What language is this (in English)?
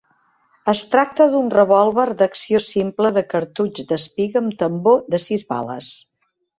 Catalan